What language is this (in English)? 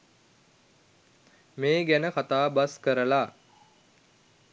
Sinhala